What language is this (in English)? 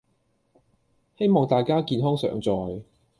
Cantonese